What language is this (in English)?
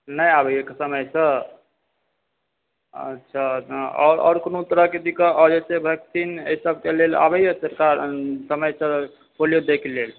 Maithili